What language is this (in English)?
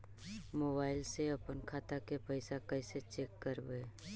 Magahi